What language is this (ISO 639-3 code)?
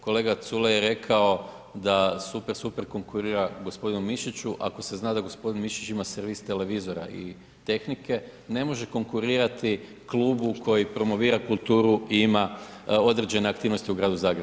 hrv